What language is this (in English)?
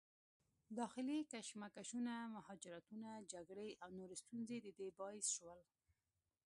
Pashto